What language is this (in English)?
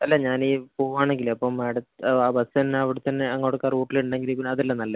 Malayalam